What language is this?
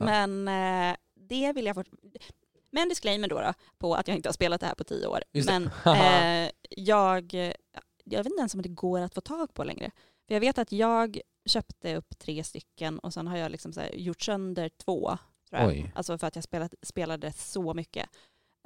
Swedish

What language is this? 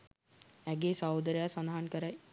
Sinhala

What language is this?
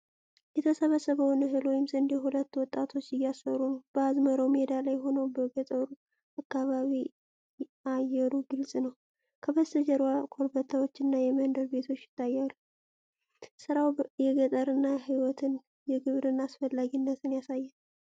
Amharic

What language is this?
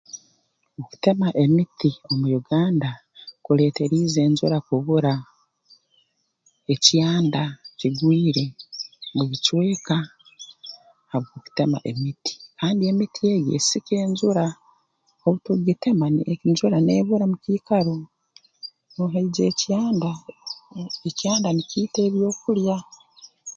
Tooro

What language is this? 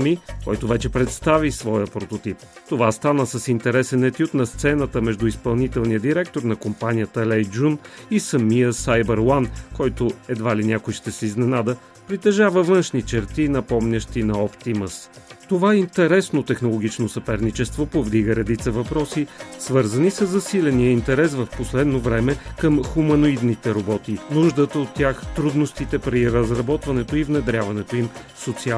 Bulgarian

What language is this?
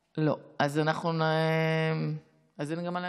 Hebrew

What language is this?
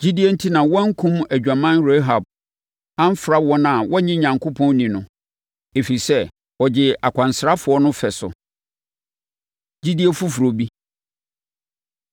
Akan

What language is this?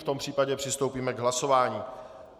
Czech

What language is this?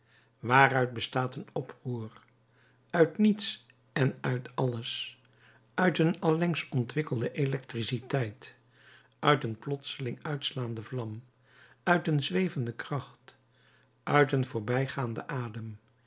Dutch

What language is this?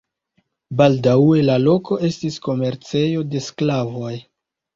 Esperanto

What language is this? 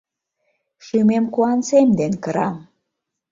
Mari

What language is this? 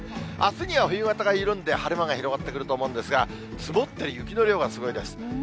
Japanese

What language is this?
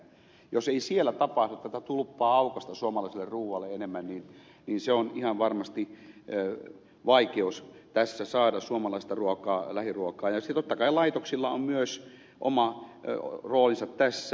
Finnish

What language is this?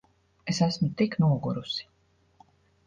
Latvian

